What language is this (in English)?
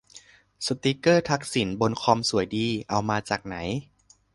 Thai